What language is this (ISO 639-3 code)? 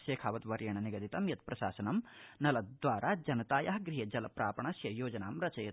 san